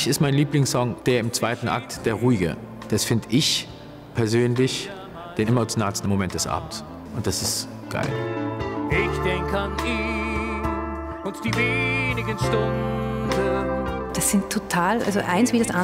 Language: German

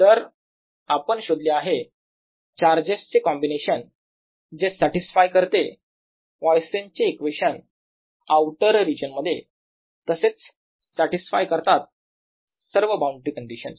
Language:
Marathi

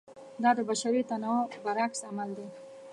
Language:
Pashto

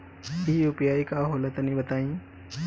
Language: Bhojpuri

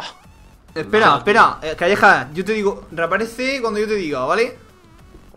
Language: Spanish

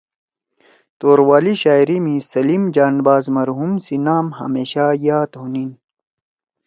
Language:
Torwali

